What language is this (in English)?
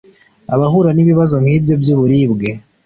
Kinyarwanda